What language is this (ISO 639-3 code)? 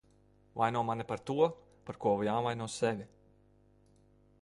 lav